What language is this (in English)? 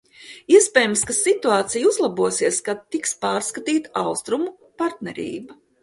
Latvian